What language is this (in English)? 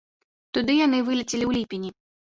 Belarusian